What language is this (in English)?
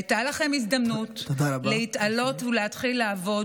Hebrew